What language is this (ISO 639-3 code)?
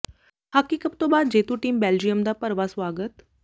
pan